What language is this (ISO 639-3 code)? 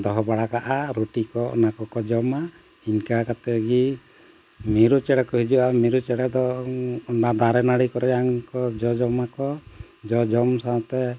sat